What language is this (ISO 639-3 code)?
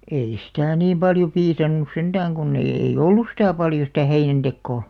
fin